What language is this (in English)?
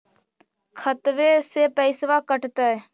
Magahi